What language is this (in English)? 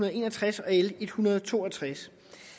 Danish